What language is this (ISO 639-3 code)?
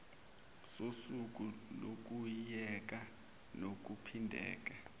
zul